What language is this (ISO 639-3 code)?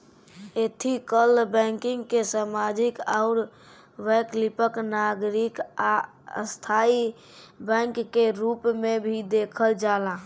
bho